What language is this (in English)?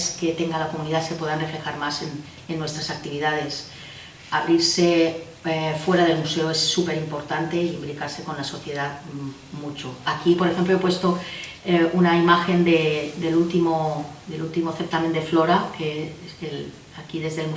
Spanish